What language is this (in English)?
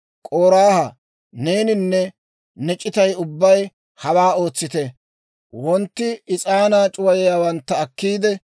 Dawro